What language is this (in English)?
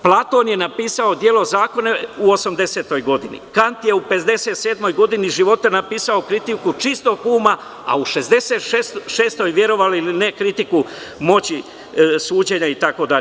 Serbian